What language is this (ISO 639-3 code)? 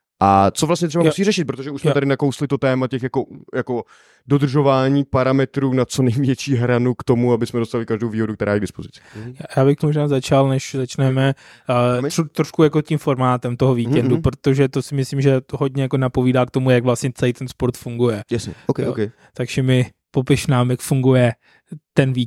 ces